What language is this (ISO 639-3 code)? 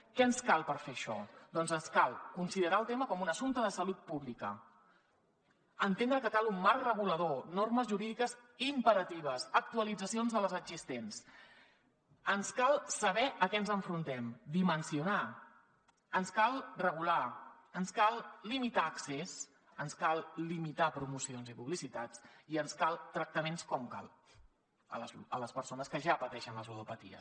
cat